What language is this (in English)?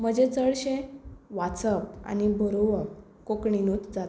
Konkani